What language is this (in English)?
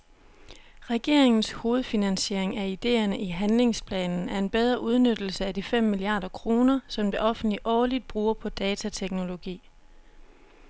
Danish